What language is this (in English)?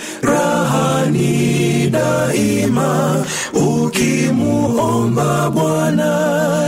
Swahili